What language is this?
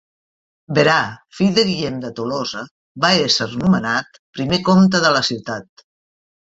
Catalan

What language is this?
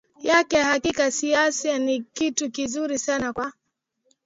Swahili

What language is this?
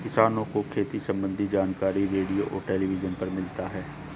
Hindi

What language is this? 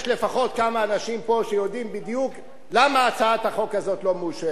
Hebrew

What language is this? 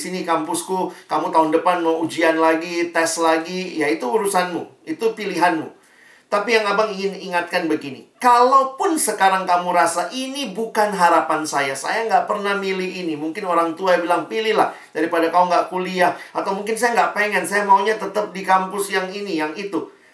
Indonesian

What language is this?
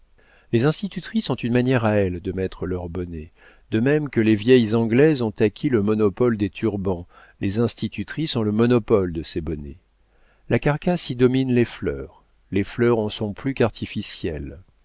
French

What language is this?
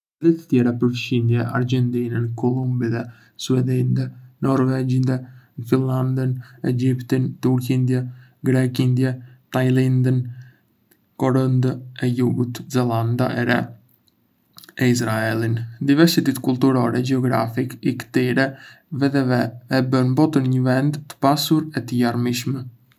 Arbëreshë Albanian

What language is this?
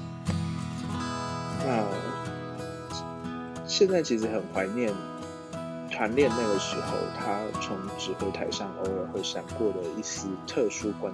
Chinese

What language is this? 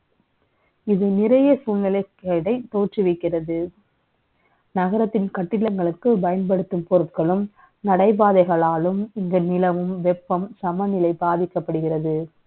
Tamil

